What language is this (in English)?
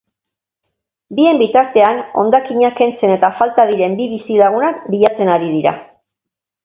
Basque